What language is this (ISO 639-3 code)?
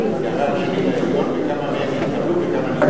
heb